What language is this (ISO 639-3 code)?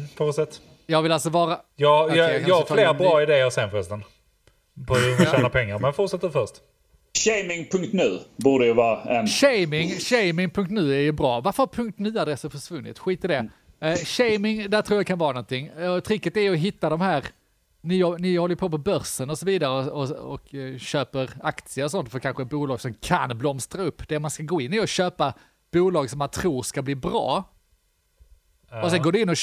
swe